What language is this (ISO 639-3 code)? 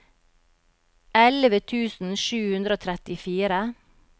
nor